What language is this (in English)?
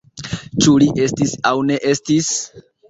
Esperanto